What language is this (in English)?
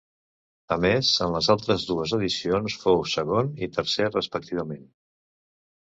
Catalan